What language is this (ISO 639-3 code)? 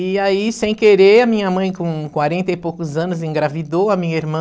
por